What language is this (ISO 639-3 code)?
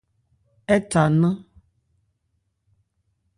ebr